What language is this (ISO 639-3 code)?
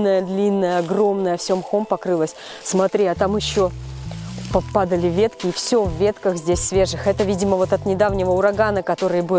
rus